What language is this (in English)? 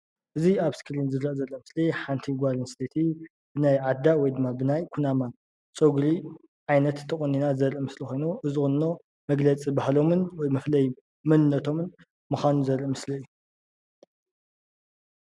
Tigrinya